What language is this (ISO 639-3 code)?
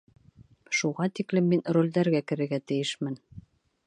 bak